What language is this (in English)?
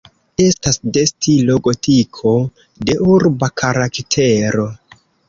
Esperanto